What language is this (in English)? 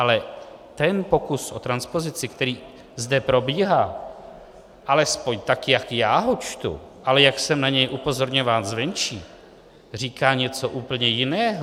Czech